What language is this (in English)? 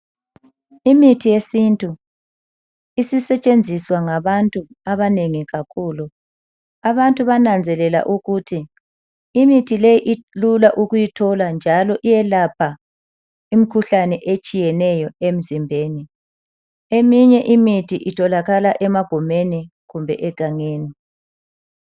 North Ndebele